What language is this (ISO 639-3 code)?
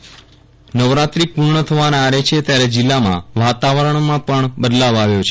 guj